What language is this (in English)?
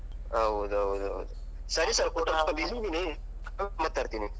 Kannada